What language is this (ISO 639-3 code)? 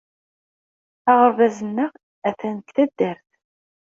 kab